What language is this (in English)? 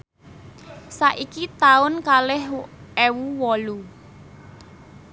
Javanese